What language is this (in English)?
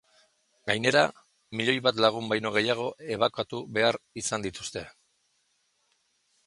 Basque